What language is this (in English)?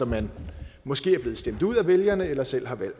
Danish